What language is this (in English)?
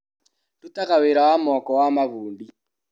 Kikuyu